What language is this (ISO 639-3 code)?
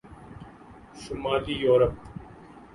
urd